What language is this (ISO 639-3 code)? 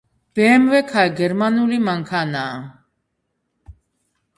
kat